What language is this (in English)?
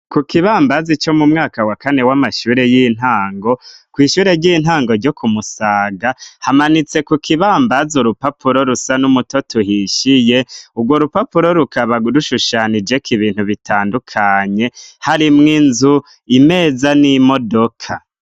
Rundi